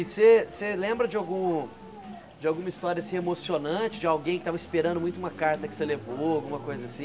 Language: Portuguese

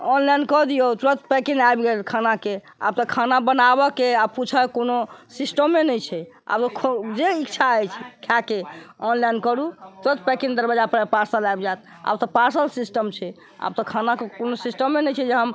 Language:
Maithili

